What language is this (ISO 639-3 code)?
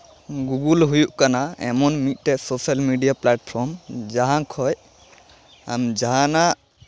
sat